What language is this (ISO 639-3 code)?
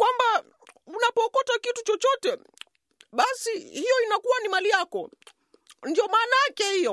swa